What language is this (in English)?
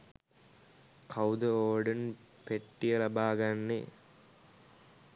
Sinhala